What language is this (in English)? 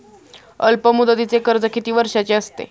Marathi